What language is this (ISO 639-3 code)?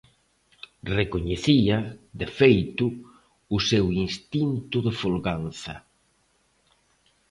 glg